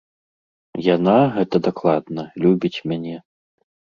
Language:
Belarusian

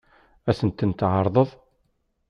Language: Kabyle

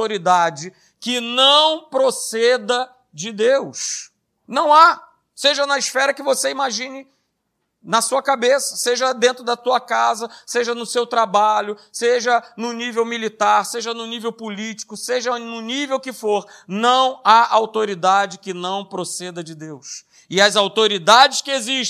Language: Portuguese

